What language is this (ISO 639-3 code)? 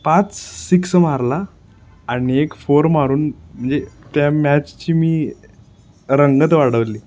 mar